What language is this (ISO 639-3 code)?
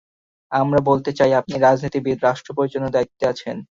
ben